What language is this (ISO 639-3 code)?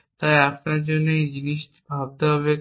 ben